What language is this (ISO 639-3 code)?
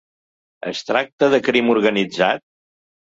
cat